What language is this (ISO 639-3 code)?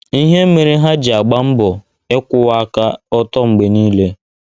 ibo